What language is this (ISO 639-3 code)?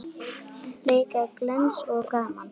isl